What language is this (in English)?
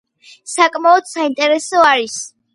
Georgian